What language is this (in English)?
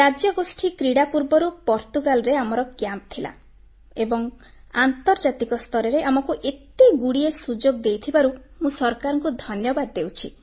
Odia